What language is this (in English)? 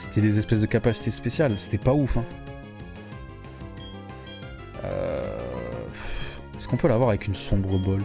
French